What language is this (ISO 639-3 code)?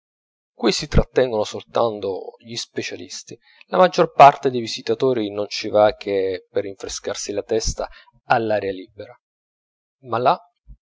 ita